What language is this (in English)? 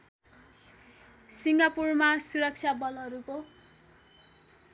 Nepali